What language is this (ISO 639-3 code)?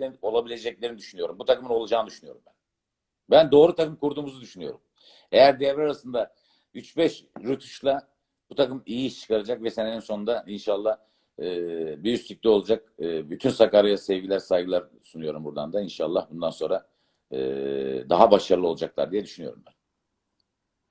tur